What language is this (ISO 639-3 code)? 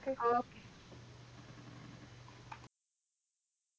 pan